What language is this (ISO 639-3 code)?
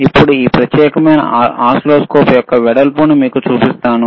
tel